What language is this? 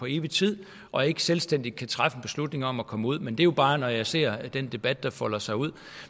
Danish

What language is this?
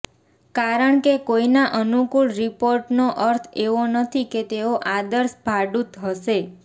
Gujarati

